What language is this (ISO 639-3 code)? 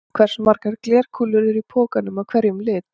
isl